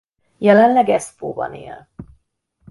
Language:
Hungarian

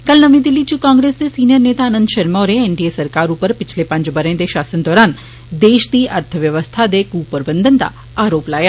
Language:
Dogri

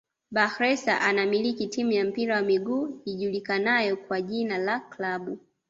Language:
Swahili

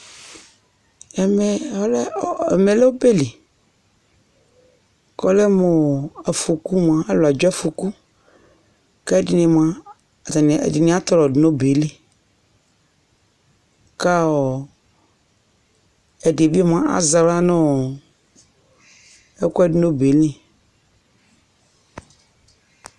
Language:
Ikposo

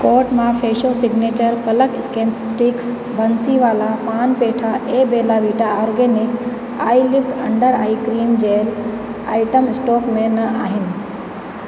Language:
Sindhi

